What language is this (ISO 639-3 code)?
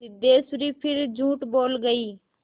hin